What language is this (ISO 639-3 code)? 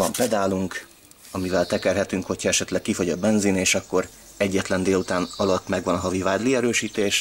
hun